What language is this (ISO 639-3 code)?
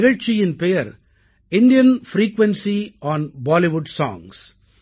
tam